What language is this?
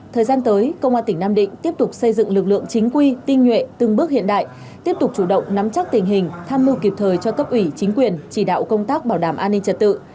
Vietnamese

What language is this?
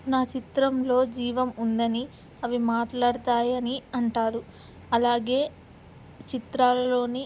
Telugu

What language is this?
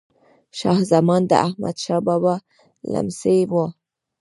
Pashto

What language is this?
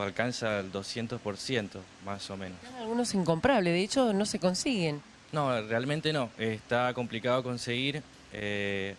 Spanish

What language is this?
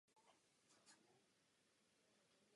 Czech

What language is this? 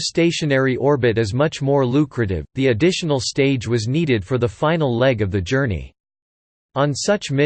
English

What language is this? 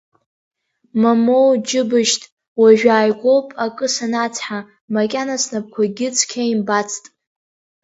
Abkhazian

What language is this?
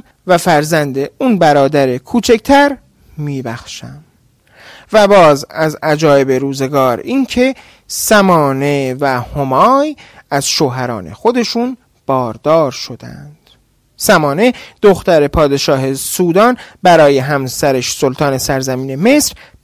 Persian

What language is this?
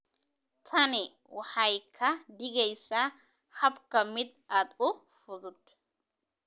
Somali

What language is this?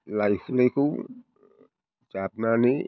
Bodo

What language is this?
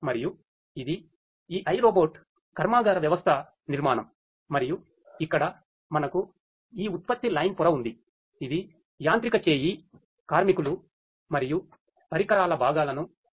Telugu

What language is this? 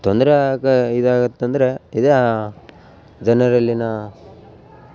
Kannada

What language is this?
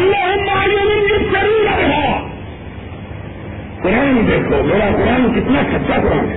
Urdu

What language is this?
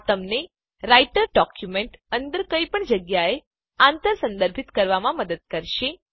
Gujarati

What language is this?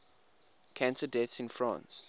English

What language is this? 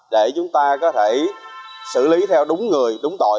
Vietnamese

